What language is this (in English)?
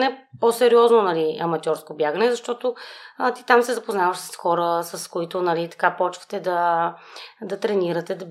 Bulgarian